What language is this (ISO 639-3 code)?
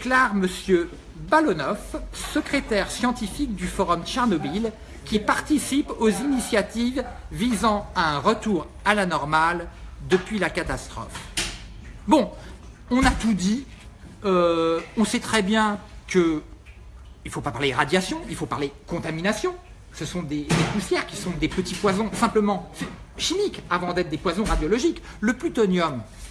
fra